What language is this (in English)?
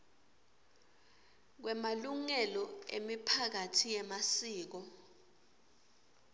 Swati